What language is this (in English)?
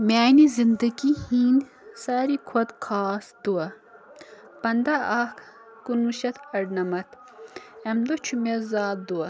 Kashmiri